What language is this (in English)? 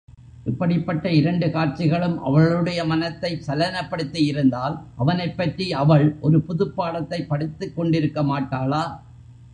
Tamil